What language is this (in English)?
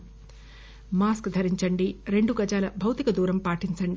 Telugu